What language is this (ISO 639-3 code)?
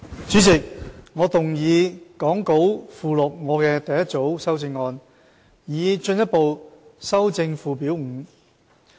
yue